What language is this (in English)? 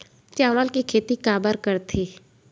Chhattisgarhi